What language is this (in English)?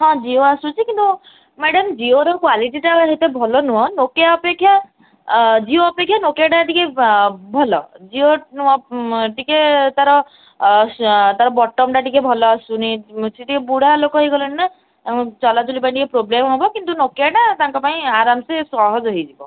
Odia